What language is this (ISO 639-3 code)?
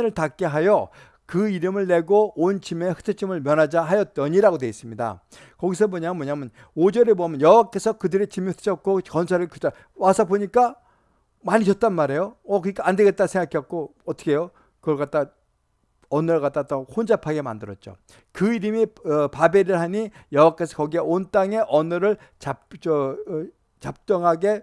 kor